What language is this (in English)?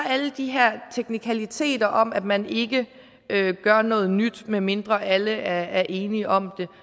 Danish